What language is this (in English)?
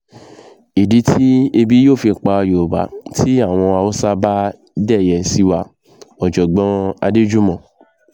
Yoruba